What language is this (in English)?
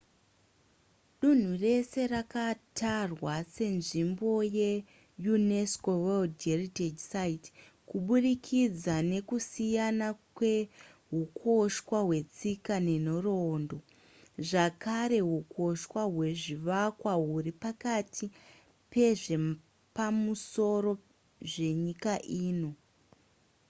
Shona